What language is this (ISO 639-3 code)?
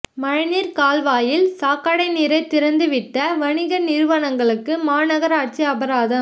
tam